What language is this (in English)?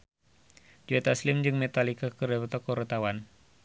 Sundanese